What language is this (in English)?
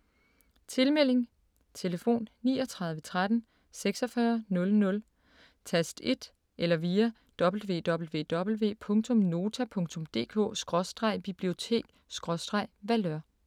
Danish